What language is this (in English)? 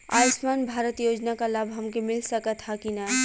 Bhojpuri